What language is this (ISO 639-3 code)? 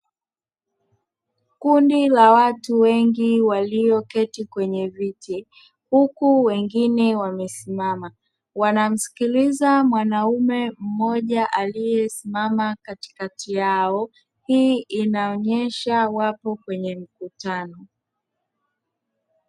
swa